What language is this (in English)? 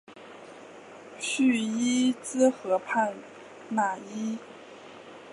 Chinese